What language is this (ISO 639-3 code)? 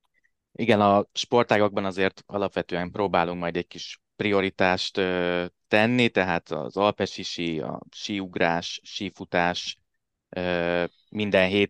hun